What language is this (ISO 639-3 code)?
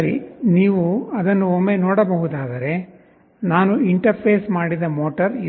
kan